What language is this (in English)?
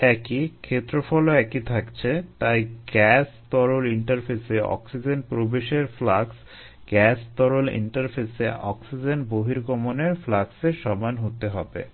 Bangla